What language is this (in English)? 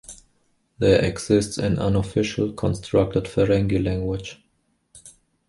English